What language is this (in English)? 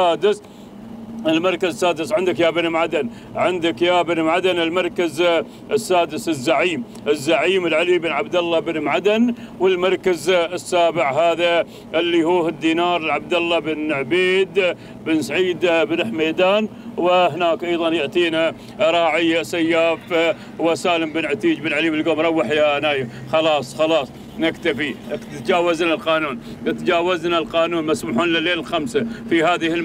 Arabic